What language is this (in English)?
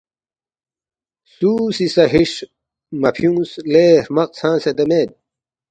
Balti